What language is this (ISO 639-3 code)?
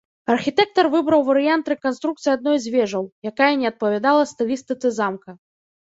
bel